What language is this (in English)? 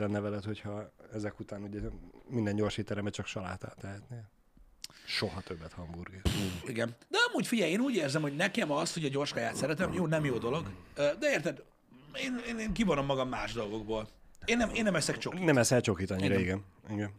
Hungarian